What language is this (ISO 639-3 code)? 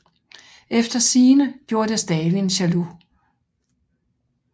dan